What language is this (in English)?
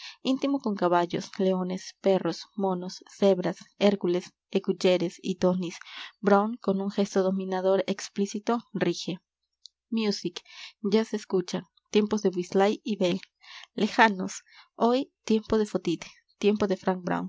Spanish